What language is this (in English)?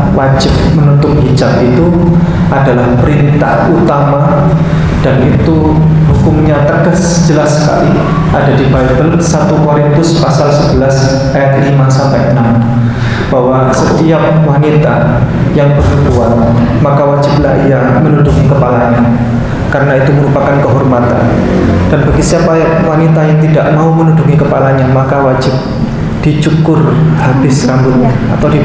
Indonesian